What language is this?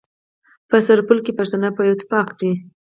Pashto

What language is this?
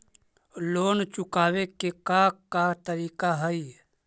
Magahi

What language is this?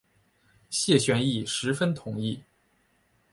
Chinese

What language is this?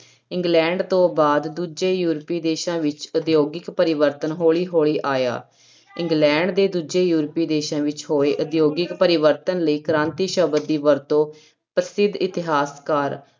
Punjabi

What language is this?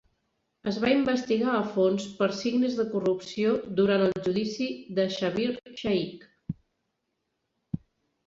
Catalan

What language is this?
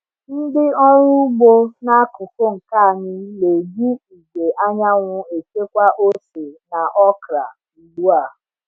Igbo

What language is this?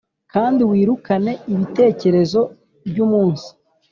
Kinyarwanda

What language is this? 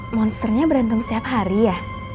Indonesian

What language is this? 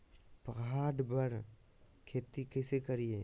Magahi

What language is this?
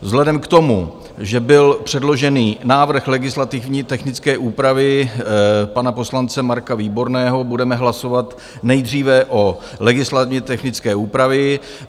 Czech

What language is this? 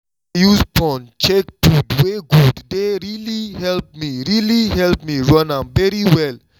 Nigerian Pidgin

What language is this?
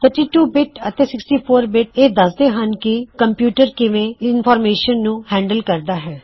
Punjabi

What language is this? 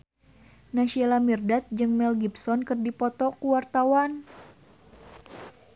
Sundanese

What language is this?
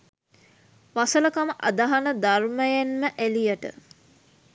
Sinhala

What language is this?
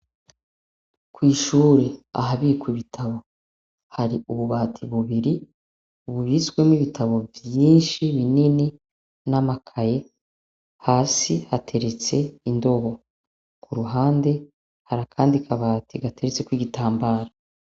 Rundi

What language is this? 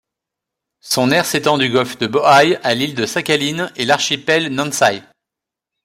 French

